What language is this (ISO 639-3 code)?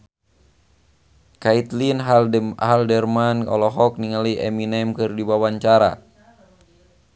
sun